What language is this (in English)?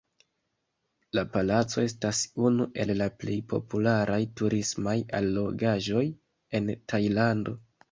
Esperanto